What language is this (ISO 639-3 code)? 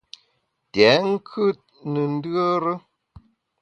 bax